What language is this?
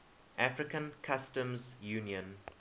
English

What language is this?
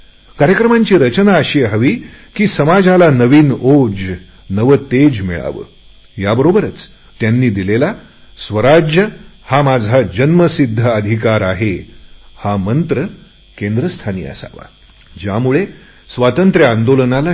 Marathi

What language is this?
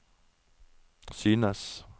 Norwegian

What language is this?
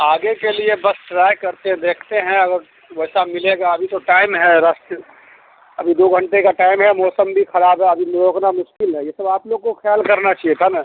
Urdu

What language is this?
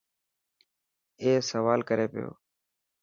Dhatki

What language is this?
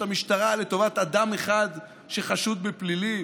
Hebrew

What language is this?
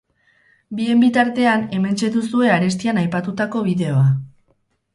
Basque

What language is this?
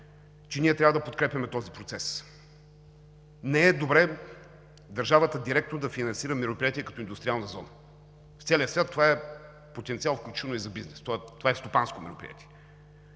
Bulgarian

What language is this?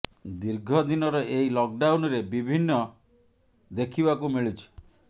Odia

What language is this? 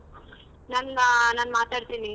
Kannada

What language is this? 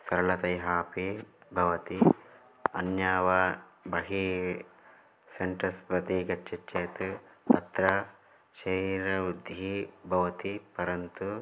Sanskrit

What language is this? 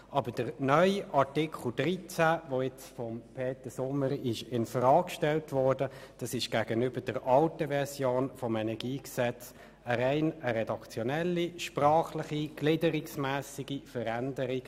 Swiss German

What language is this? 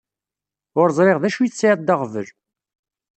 Kabyle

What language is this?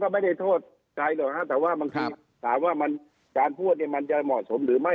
Thai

